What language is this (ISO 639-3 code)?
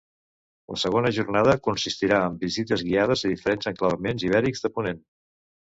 cat